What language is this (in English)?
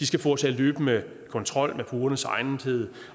Danish